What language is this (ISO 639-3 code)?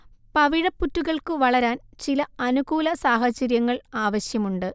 mal